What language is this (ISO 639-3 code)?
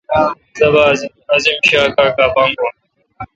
xka